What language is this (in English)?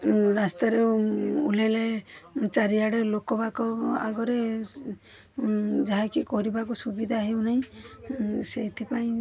Odia